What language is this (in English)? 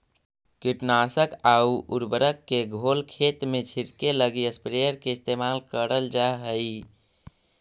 Magahi